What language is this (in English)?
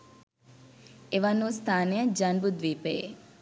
Sinhala